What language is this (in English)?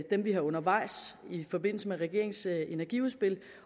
Danish